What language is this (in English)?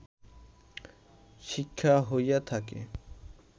Bangla